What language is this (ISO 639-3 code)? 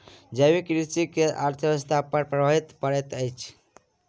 mai